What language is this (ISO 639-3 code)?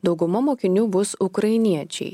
lit